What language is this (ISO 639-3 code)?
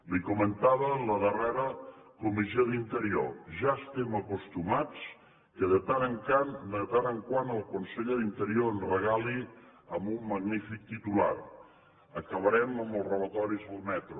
cat